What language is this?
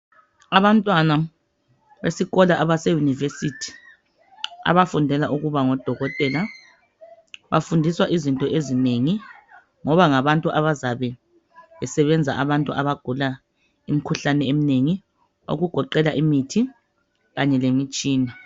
North Ndebele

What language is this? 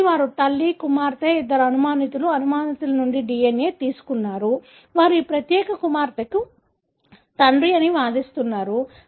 Telugu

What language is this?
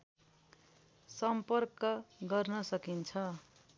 Nepali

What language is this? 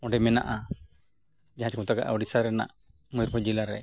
Santali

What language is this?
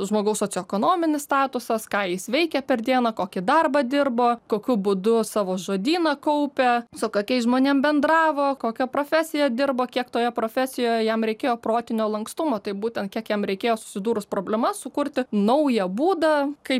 Lithuanian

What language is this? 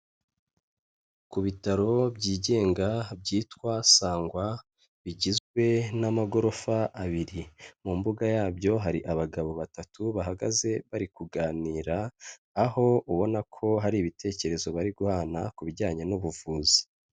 Kinyarwanda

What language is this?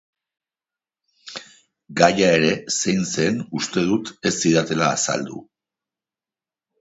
Basque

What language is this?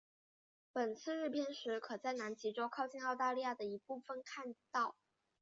Chinese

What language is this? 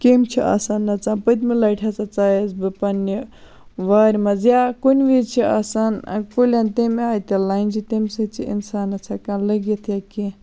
Kashmiri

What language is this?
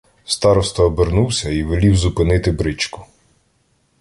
Ukrainian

